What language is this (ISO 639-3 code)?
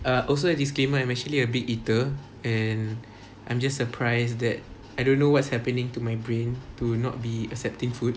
eng